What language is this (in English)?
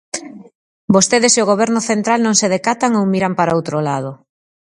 Galician